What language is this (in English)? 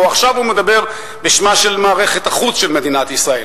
Hebrew